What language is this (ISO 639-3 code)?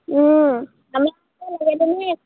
asm